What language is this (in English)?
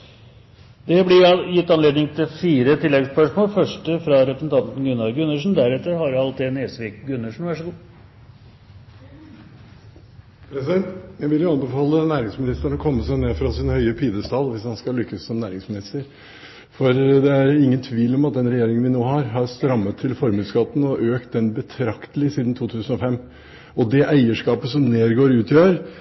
Norwegian Bokmål